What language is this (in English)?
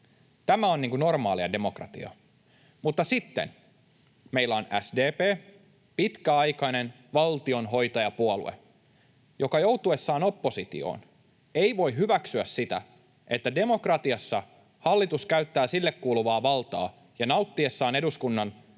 Finnish